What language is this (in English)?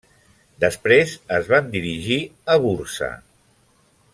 Catalan